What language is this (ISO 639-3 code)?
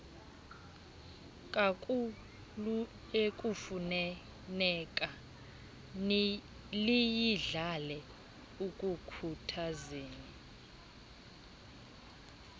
xho